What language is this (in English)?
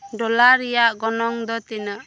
Santali